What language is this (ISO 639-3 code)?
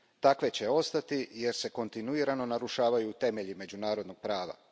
hrv